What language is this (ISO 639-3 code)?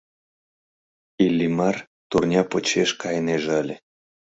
chm